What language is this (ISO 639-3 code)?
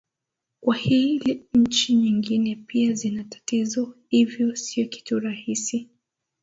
swa